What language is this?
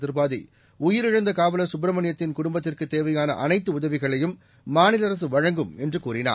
Tamil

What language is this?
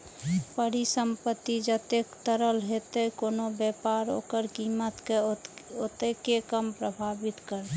Maithili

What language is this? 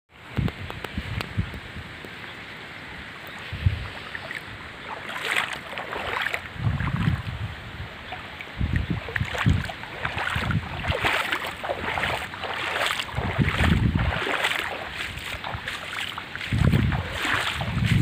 Polish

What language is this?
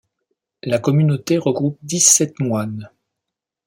French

